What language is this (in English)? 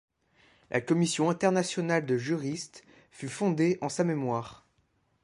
French